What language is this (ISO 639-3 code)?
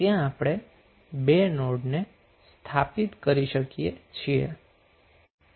guj